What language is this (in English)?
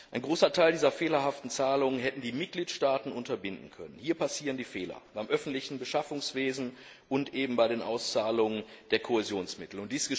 German